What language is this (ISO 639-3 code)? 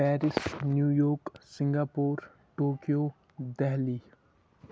kas